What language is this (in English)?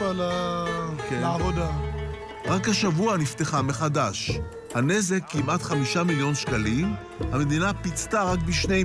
Hebrew